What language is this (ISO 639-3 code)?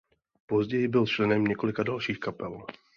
ces